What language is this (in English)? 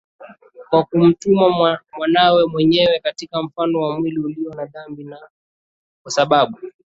Swahili